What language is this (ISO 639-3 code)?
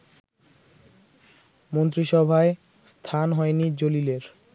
ben